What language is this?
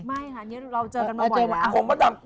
Thai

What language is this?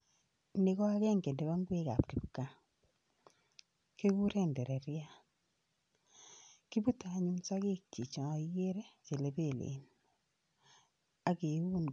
Kalenjin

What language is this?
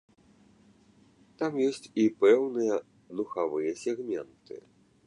Belarusian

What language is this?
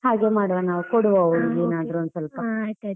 Kannada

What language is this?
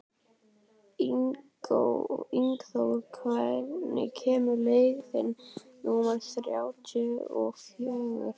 Icelandic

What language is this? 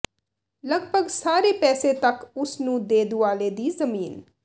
Punjabi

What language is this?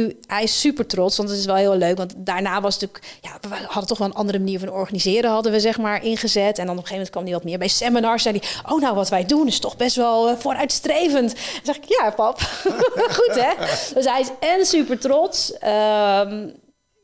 Dutch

